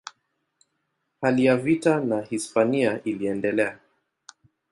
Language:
Swahili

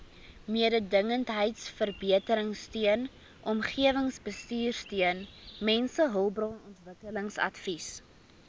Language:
Afrikaans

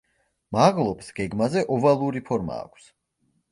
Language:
Georgian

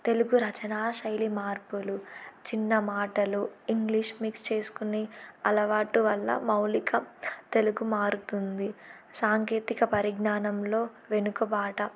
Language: Telugu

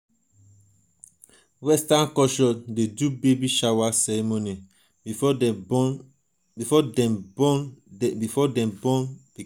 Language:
Nigerian Pidgin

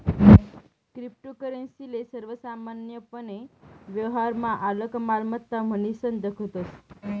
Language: Marathi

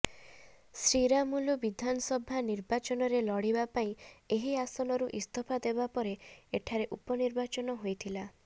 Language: Odia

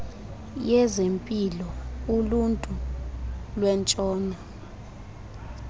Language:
Xhosa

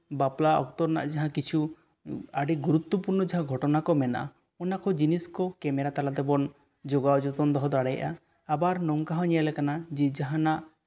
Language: Santali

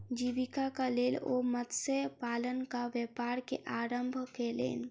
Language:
Maithili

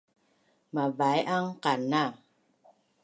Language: Bunun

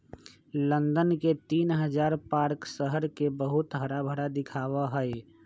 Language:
Magahi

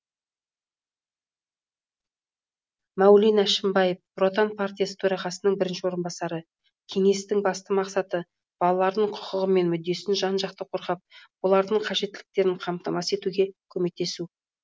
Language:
Kazakh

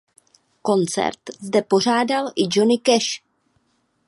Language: Czech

